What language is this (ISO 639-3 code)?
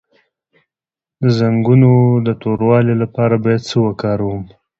pus